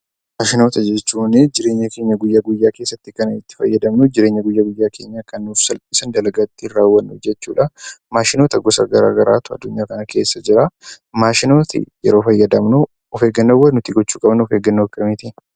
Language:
Oromo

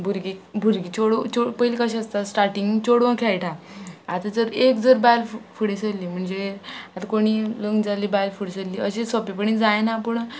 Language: Konkani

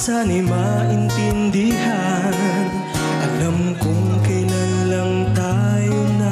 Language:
Indonesian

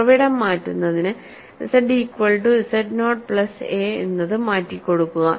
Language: Malayalam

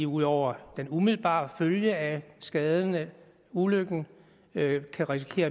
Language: Danish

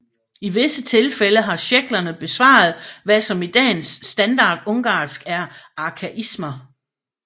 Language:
Danish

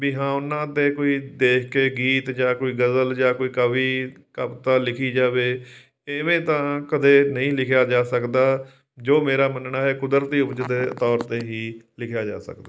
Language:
Punjabi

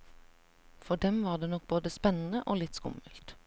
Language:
Norwegian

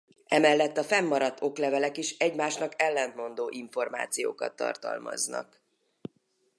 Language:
Hungarian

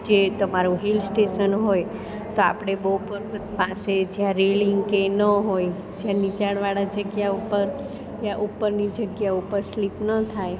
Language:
Gujarati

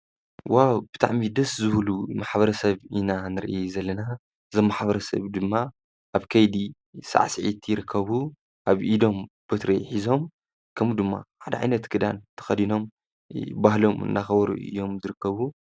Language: Tigrinya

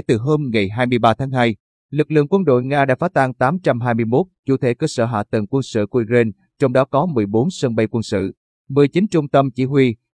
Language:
Vietnamese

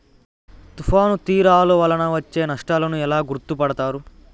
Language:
Telugu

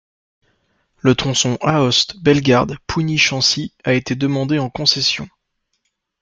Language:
French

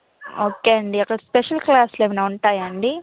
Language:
Telugu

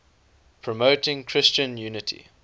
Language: English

